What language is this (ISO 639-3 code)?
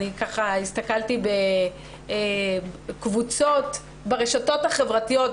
heb